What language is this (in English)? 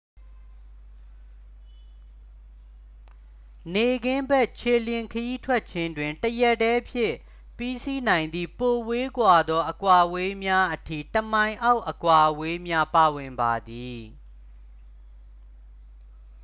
Burmese